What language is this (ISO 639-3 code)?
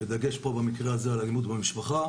heb